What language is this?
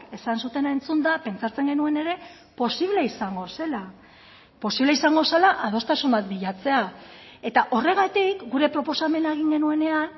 Basque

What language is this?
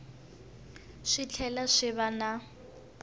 Tsonga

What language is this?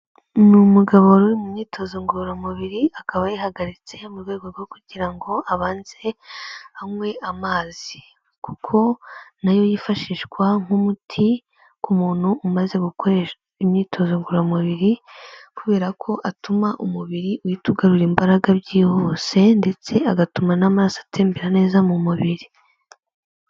Kinyarwanda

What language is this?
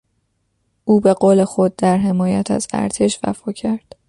Persian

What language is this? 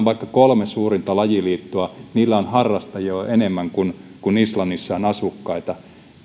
Finnish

